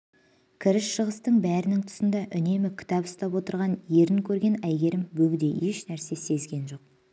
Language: Kazakh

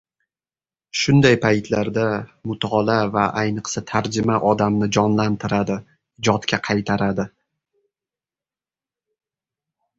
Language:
Uzbek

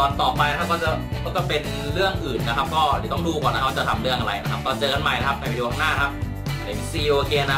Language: Thai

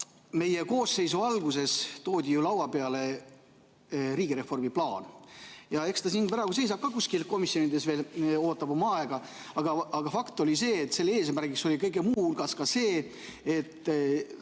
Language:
Estonian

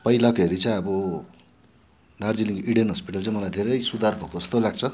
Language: Nepali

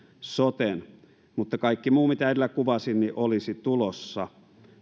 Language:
Finnish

